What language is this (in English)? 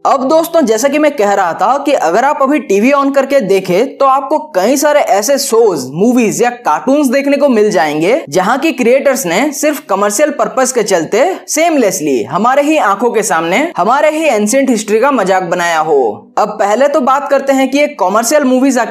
Hindi